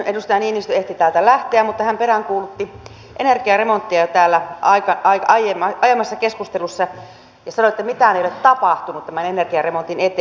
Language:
Finnish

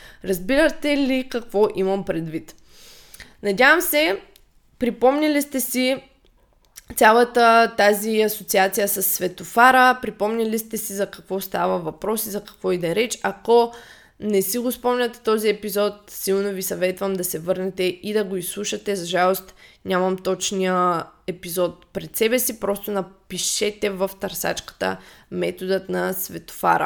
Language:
Bulgarian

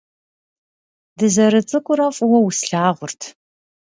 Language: Kabardian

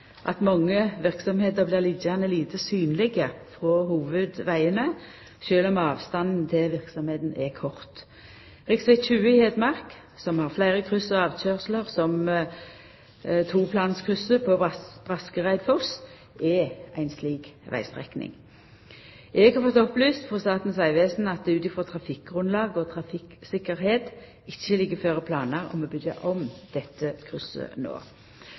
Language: Norwegian Nynorsk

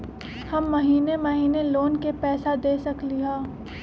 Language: Magahi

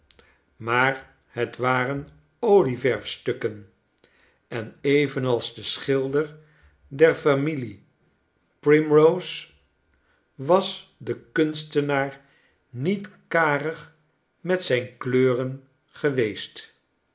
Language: Dutch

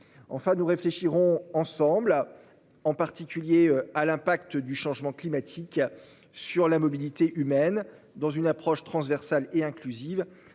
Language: French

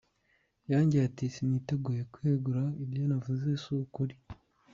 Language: Kinyarwanda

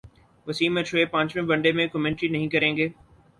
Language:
Urdu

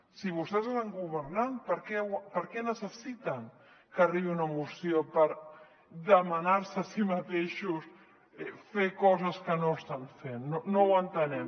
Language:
Catalan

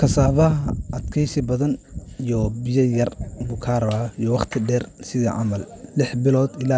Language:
Somali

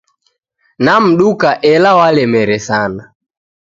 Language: Taita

